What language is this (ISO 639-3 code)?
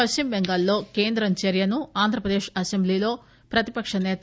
tel